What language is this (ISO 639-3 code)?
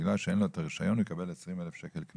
heb